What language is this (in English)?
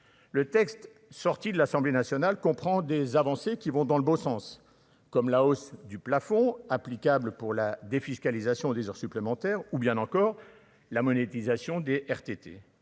French